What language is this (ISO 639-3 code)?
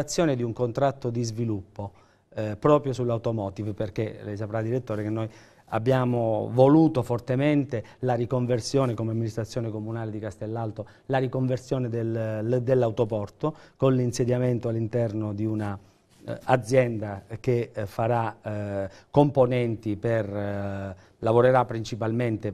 ita